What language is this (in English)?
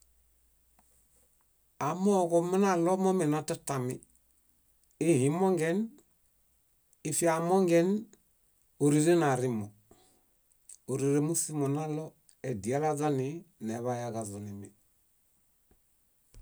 Bayot